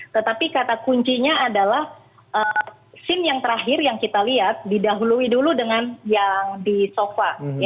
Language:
Indonesian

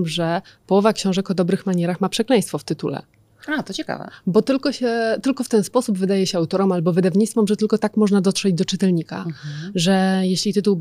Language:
Polish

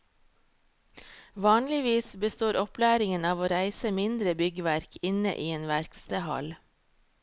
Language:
Norwegian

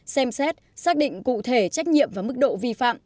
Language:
Vietnamese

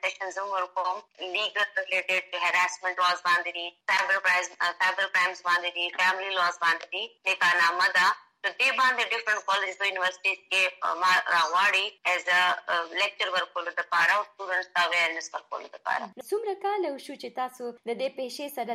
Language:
Urdu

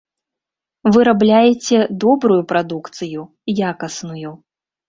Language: Belarusian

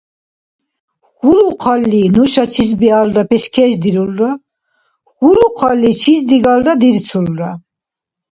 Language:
Dargwa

